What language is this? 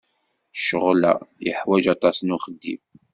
Kabyle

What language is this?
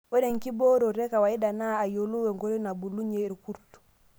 Masai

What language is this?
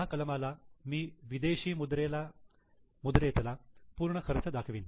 Marathi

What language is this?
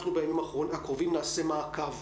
Hebrew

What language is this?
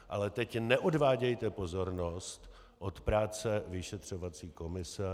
Czech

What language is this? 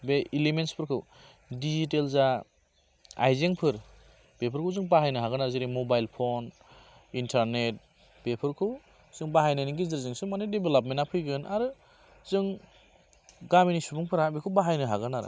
Bodo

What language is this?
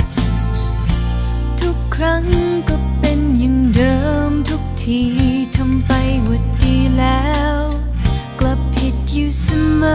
Thai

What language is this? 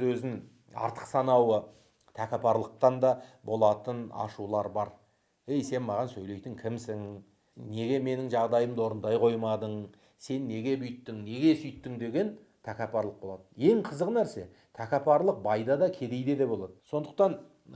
Turkish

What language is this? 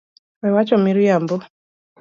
Luo (Kenya and Tanzania)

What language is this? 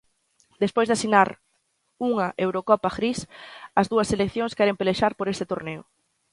Galician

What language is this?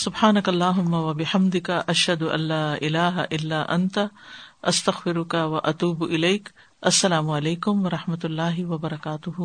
Urdu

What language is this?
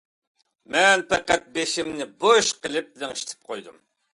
Uyghur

